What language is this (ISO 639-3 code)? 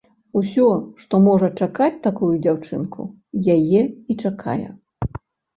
bel